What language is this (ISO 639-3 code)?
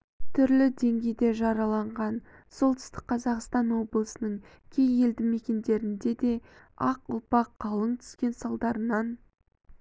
kaz